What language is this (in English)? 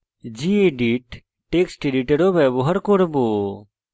Bangla